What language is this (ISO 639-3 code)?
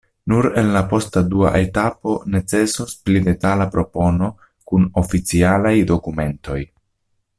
epo